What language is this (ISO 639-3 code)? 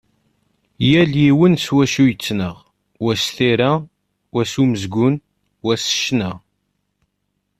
kab